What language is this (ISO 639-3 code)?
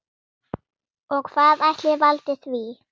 isl